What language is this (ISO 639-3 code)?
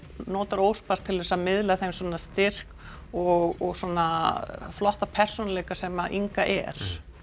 isl